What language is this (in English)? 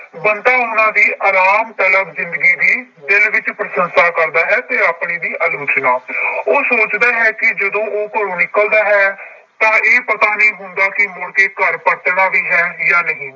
Punjabi